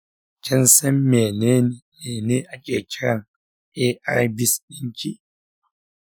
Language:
Hausa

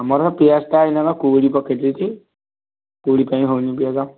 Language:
Odia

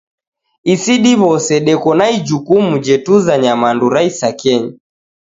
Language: Taita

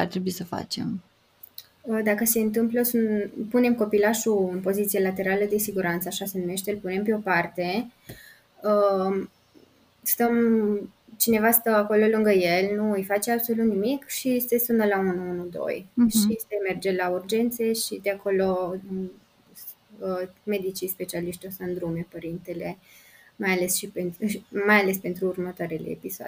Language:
Romanian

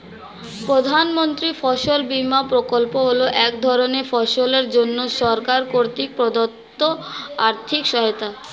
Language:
Bangla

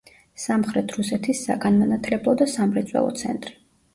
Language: Georgian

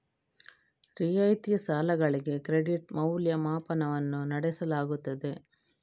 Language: Kannada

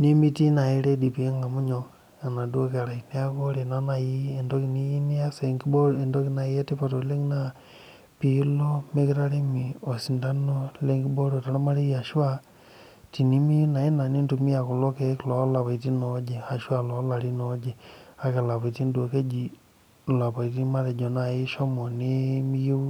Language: Masai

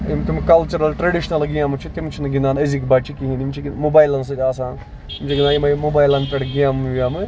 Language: Kashmiri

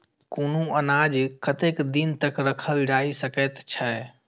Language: Maithili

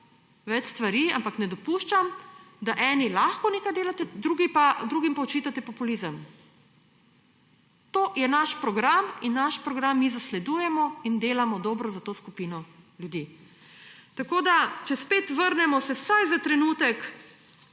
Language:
Slovenian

